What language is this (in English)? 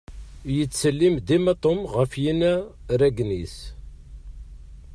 Kabyle